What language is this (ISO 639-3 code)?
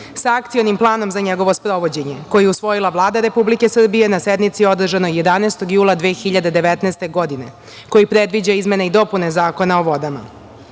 srp